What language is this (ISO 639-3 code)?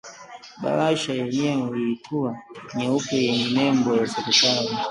swa